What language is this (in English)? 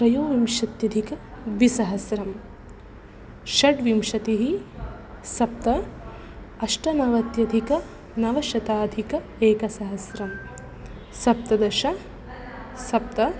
Sanskrit